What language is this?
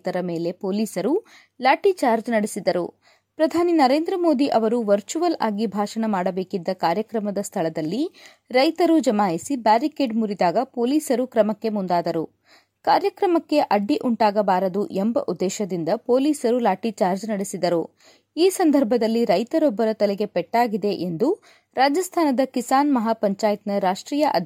Kannada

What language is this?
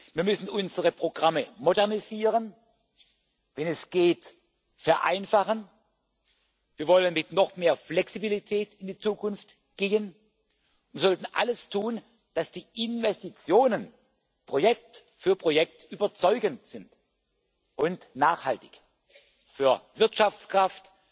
German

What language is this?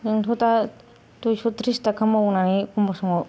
Bodo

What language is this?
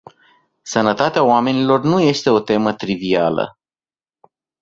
Romanian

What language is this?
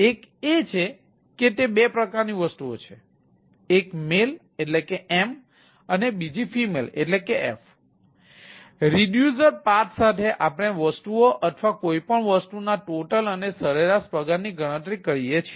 Gujarati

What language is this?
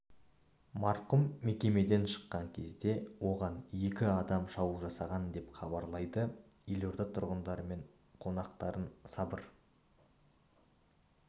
Kazakh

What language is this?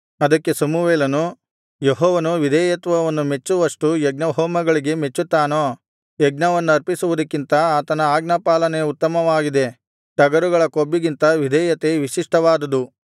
Kannada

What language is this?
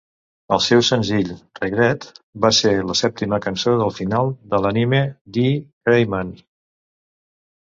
Catalan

